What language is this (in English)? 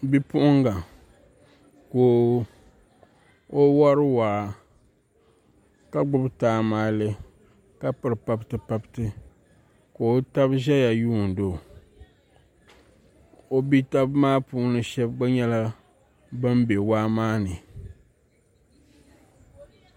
Dagbani